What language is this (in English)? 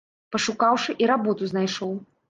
Belarusian